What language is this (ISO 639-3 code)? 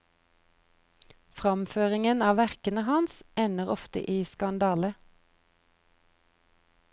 nor